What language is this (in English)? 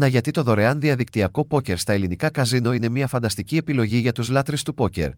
Greek